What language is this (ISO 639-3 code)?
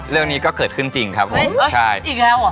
tha